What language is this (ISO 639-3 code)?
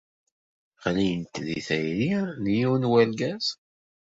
kab